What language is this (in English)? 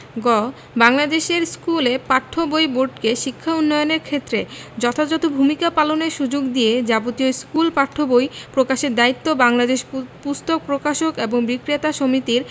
Bangla